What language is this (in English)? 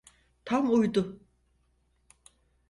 Turkish